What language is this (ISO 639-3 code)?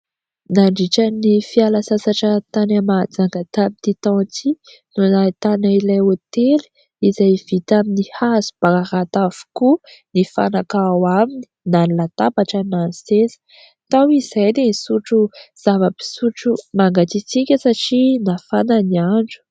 mlg